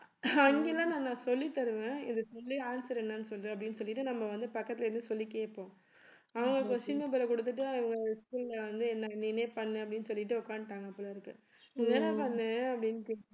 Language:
Tamil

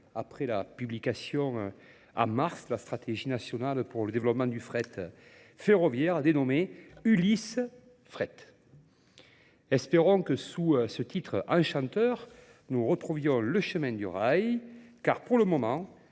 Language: French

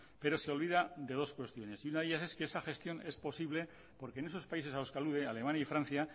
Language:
Spanish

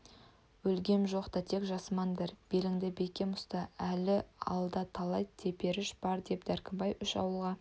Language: Kazakh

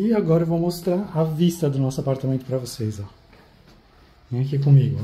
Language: Portuguese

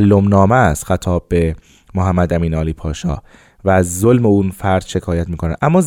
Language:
Persian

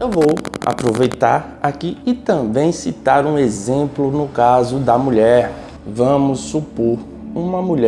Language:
Portuguese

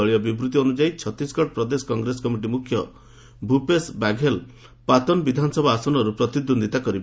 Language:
Odia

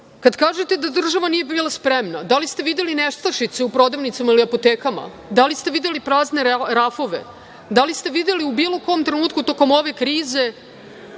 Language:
Serbian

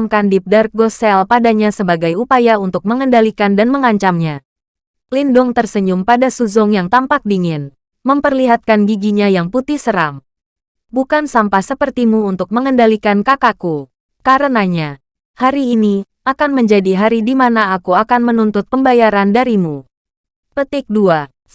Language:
Indonesian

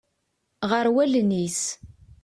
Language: Kabyle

